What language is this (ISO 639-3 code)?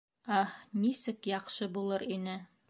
bak